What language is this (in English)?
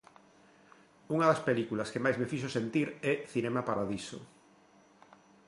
Galician